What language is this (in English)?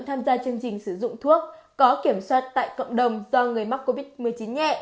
Vietnamese